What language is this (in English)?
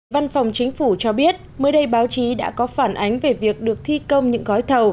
Vietnamese